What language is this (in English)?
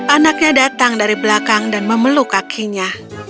Indonesian